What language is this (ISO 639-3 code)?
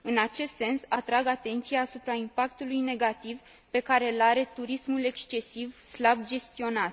ron